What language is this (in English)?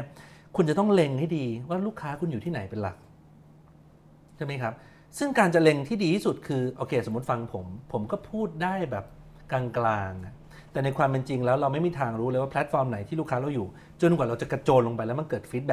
Thai